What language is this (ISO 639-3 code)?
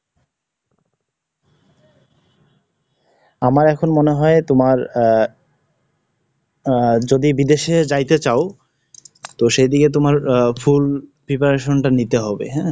ben